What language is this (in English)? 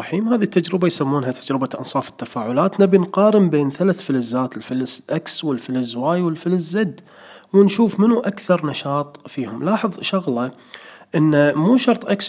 Arabic